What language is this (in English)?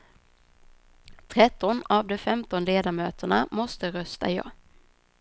Swedish